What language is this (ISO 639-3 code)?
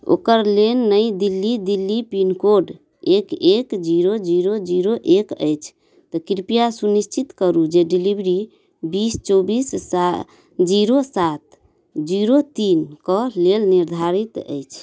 mai